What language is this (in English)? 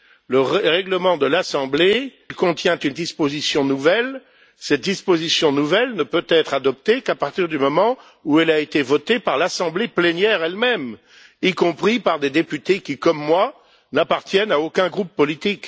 French